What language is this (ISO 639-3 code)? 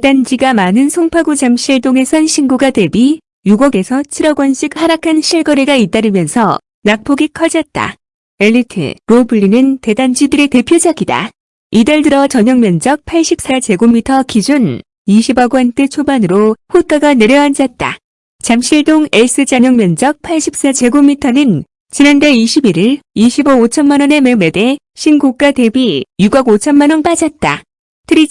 kor